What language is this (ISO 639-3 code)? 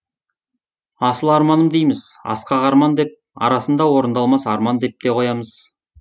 kaz